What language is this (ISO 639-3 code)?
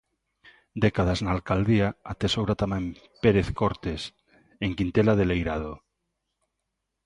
glg